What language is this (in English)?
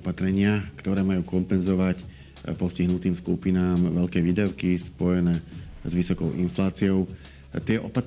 Slovak